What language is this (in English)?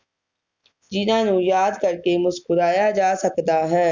Punjabi